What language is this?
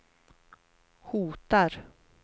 Swedish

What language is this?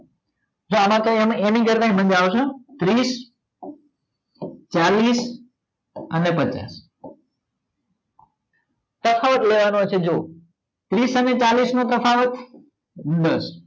Gujarati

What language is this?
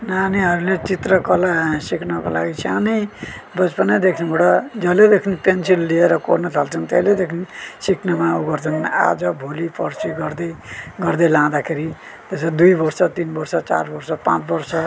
Nepali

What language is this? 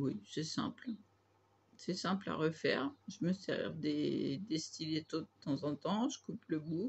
French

